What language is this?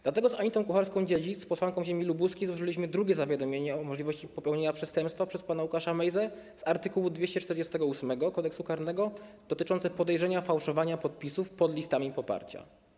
Polish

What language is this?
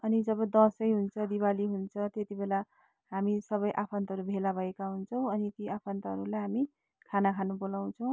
Nepali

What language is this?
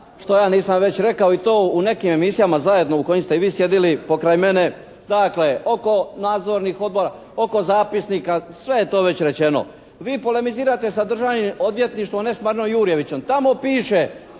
Croatian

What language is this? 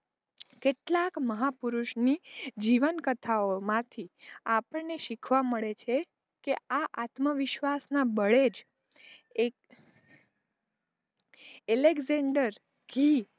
Gujarati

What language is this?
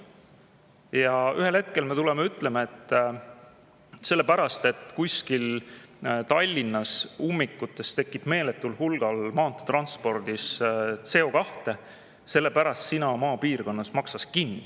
Estonian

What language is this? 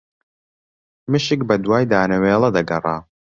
Central Kurdish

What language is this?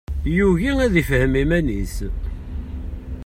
Kabyle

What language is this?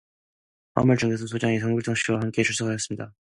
Korean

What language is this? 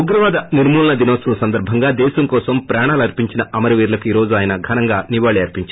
Telugu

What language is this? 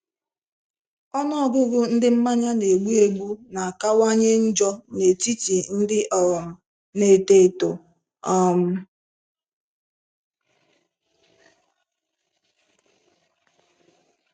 Igbo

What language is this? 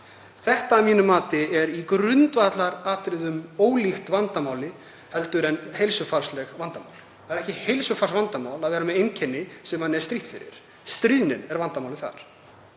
Icelandic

